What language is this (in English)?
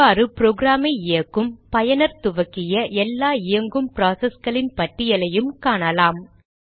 Tamil